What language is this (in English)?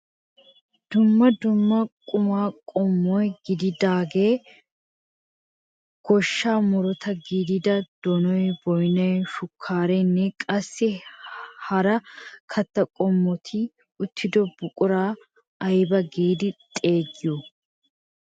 Wolaytta